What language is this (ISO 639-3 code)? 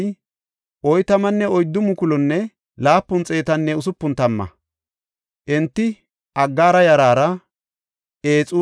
gof